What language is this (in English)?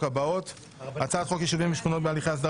Hebrew